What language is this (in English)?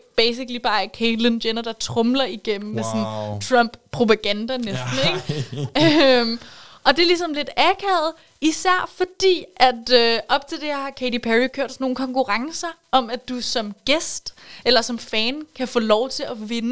Danish